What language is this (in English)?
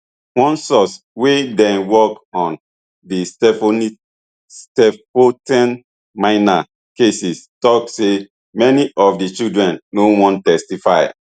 Nigerian Pidgin